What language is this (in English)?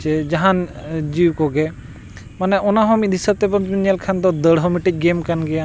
Santali